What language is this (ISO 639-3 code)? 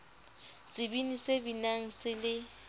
sot